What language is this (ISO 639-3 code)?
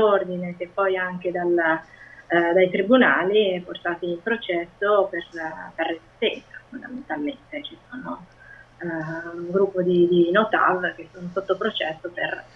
ita